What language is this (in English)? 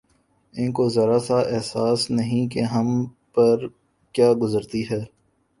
Urdu